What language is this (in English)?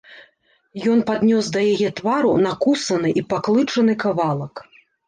Belarusian